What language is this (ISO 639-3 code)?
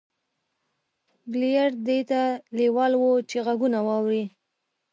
pus